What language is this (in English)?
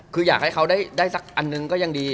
Thai